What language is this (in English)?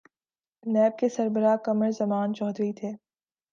Urdu